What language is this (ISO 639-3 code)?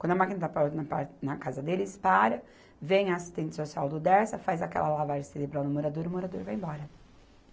por